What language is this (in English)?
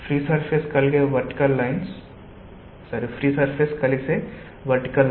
Telugu